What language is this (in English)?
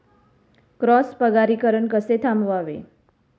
Marathi